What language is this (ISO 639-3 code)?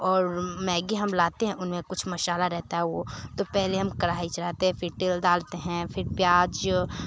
hin